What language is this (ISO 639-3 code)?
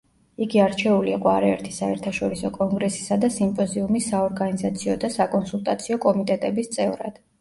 kat